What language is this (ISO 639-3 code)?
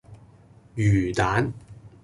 yue